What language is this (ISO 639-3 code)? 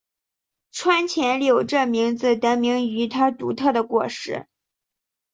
zho